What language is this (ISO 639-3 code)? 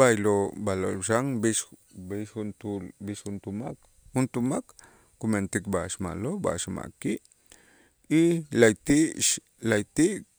itz